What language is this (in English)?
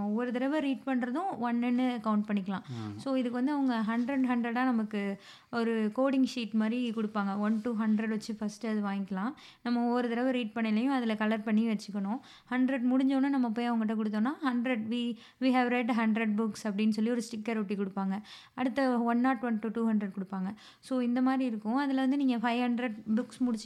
Tamil